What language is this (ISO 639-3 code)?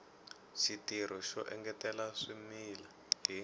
tso